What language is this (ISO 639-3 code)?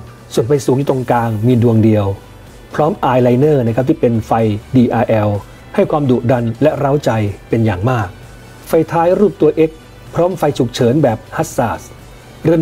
tha